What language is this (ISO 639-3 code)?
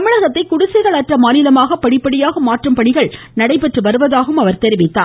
tam